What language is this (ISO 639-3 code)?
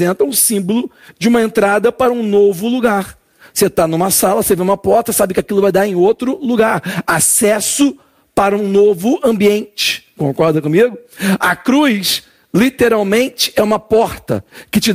por